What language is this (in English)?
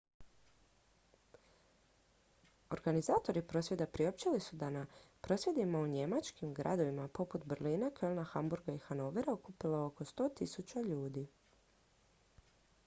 Croatian